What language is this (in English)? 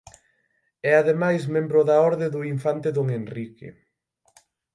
Galician